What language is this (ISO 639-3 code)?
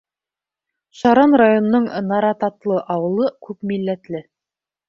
bak